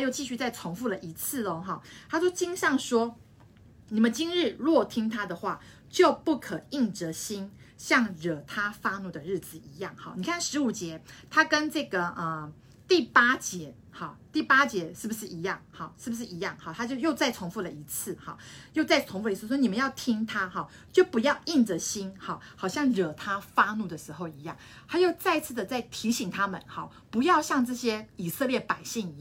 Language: Chinese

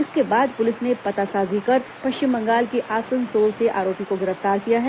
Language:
Hindi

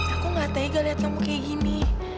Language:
Indonesian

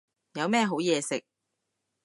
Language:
Cantonese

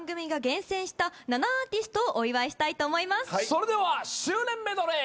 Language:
Japanese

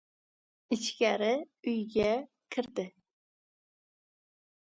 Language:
Uzbek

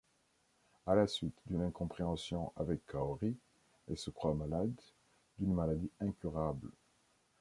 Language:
French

